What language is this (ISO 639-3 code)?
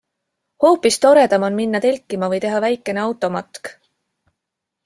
est